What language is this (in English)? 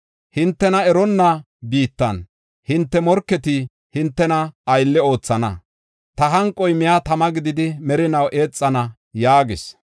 Gofa